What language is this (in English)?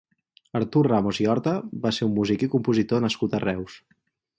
Catalan